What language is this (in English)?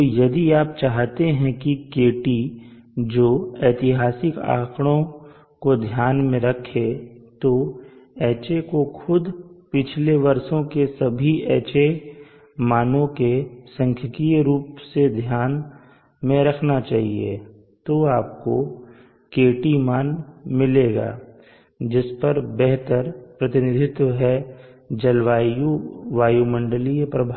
Hindi